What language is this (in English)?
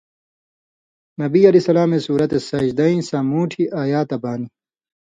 Indus Kohistani